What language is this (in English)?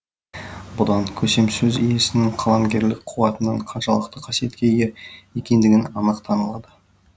Kazakh